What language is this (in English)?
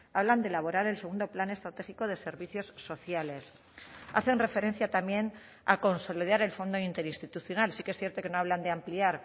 Spanish